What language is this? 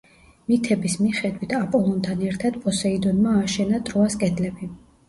Georgian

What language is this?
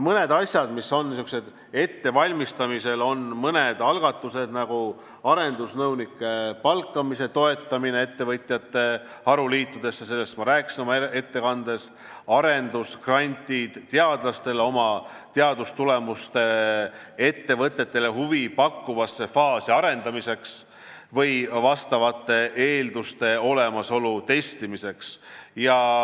Estonian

